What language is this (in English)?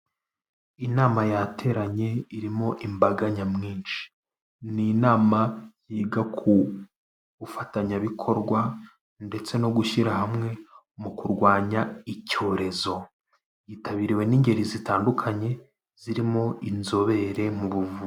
Kinyarwanda